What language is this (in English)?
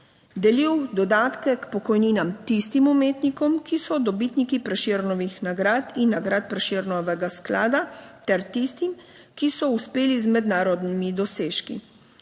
Slovenian